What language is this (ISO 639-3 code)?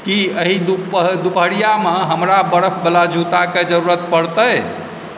mai